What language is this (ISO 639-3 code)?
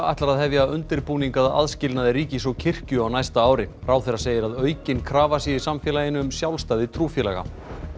isl